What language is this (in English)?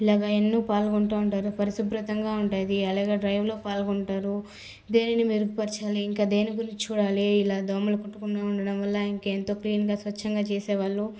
Telugu